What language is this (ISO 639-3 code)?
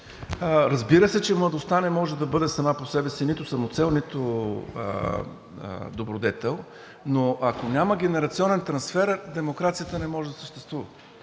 bul